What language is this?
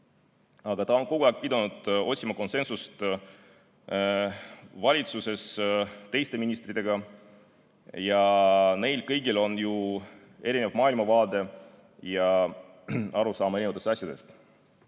Estonian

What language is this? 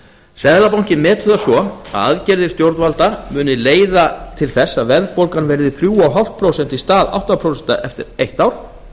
Icelandic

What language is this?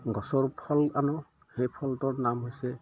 Assamese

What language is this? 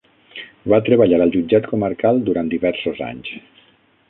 Catalan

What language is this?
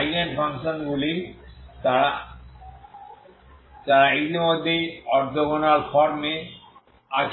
Bangla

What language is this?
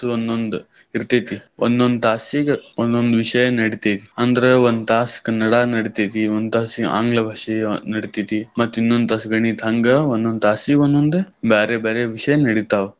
Kannada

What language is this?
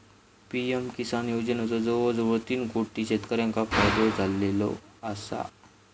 Marathi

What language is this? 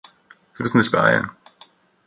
German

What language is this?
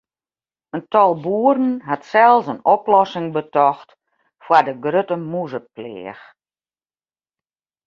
Western Frisian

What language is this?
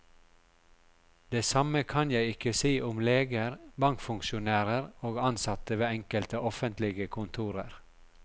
Norwegian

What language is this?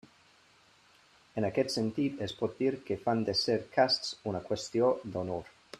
Catalan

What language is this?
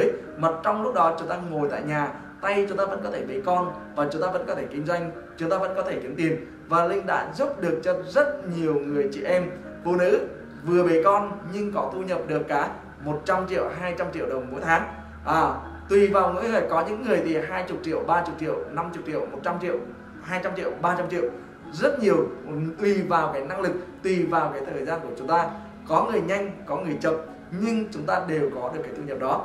Vietnamese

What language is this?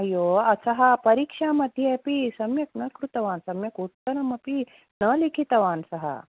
Sanskrit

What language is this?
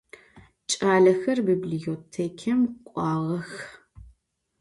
Adyghe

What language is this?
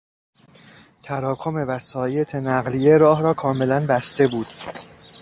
Persian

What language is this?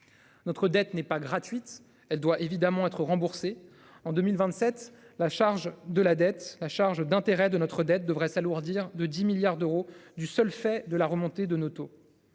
French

